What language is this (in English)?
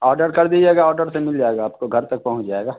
Hindi